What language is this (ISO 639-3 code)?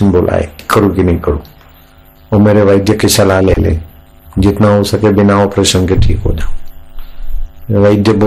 hin